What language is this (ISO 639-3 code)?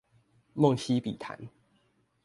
zho